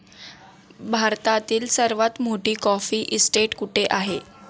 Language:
Marathi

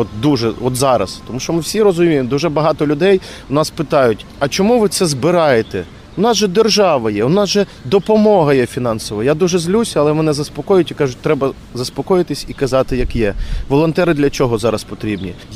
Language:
Ukrainian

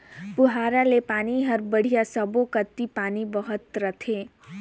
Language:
Chhattisgarhi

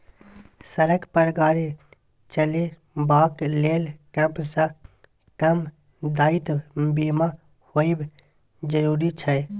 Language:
Maithili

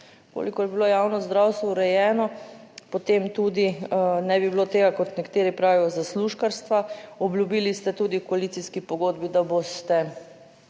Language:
Slovenian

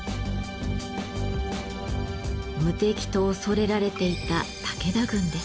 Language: Japanese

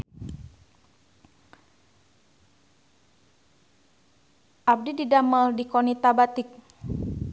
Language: Sundanese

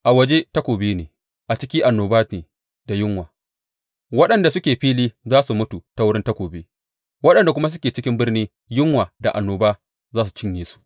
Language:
Hausa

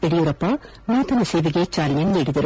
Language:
Kannada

